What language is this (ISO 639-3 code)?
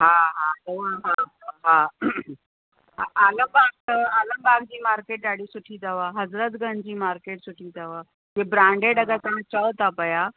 snd